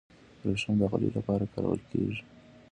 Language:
Pashto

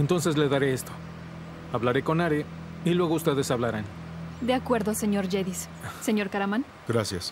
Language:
Spanish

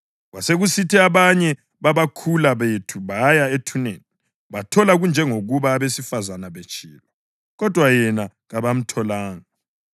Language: North Ndebele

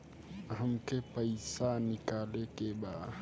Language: Bhojpuri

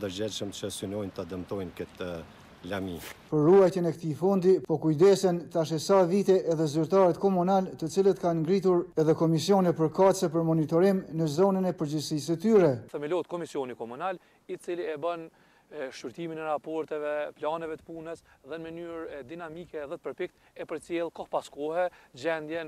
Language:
Romanian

